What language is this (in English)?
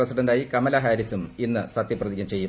Malayalam